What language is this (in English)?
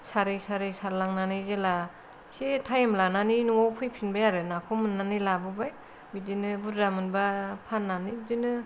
Bodo